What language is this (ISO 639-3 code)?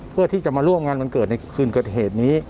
tha